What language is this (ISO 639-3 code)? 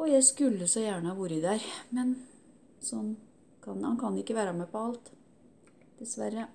nor